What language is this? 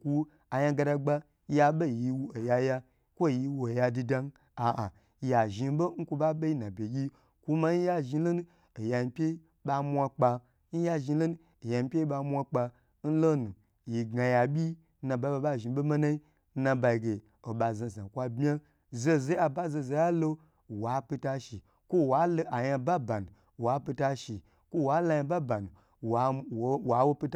Gbagyi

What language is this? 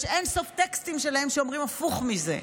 Hebrew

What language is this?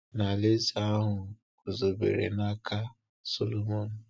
Igbo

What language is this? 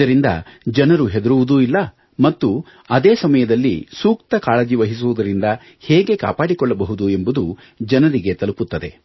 Kannada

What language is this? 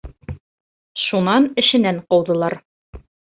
Bashkir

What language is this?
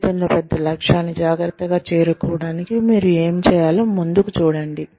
Telugu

